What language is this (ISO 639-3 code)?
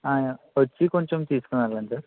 tel